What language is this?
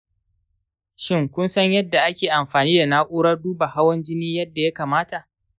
Hausa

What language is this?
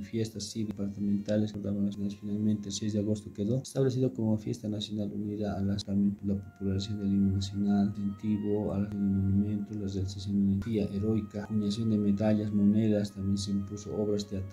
Spanish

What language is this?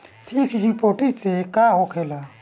Bhojpuri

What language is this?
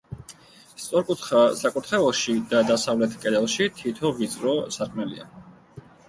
Georgian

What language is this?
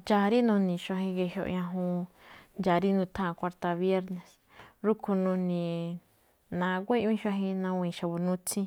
Malinaltepec Me'phaa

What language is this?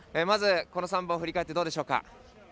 Japanese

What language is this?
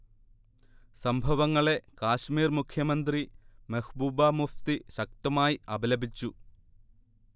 Malayalam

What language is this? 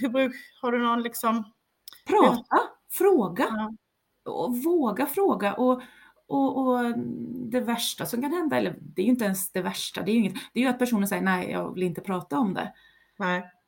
Swedish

